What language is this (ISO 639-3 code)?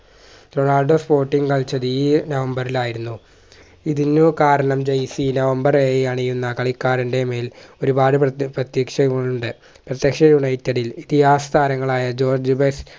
mal